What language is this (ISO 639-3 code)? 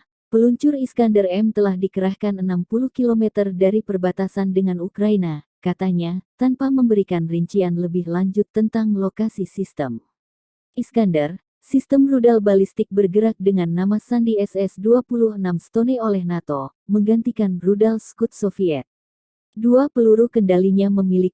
ind